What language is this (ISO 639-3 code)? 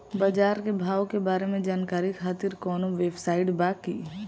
bho